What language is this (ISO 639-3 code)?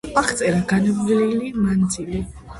kat